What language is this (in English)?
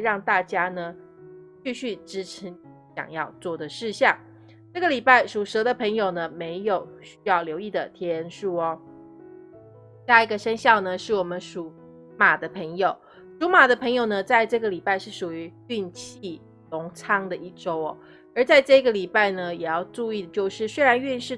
Chinese